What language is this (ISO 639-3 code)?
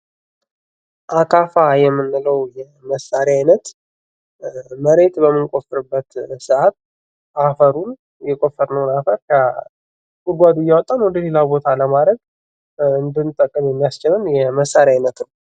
amh